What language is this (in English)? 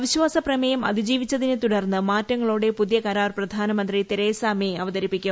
Malayalam